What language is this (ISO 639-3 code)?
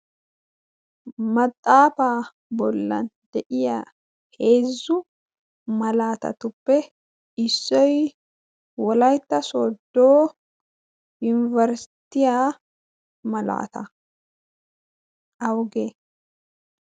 wal